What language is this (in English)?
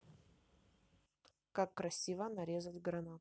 Russian